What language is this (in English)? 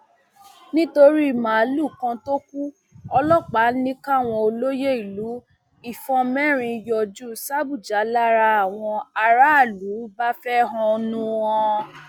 Yoruba